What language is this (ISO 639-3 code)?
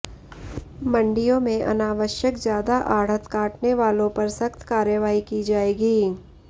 hin